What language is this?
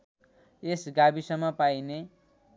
Nepali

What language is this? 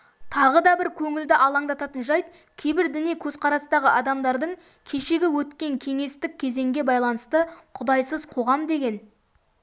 Kazakh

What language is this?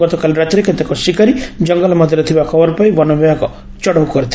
Odia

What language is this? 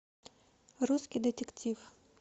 Russian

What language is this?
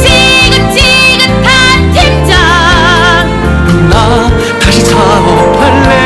Korean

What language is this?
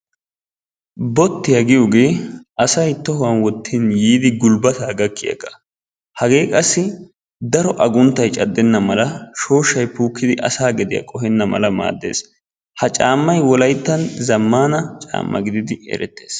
Wolaytta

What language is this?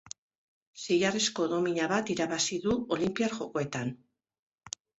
Basque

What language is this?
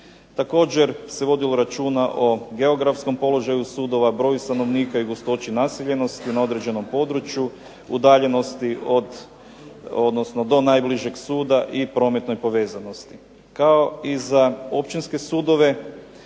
Croatian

